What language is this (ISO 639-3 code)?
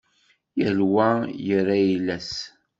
kab